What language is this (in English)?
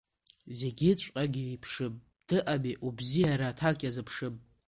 Abkhazian